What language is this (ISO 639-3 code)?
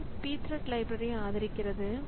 tam